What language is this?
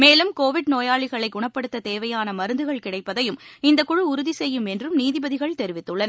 Tamil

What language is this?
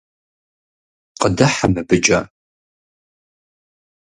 Kabardian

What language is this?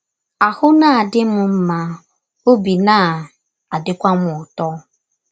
Igbo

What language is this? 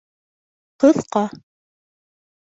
Bashkir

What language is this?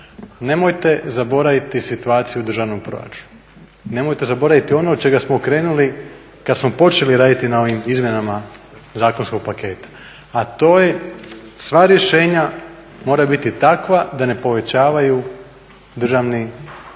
Croatian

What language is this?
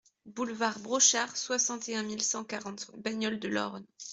French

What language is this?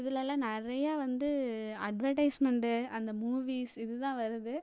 Tamil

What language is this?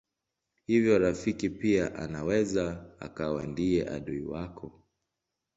Swahili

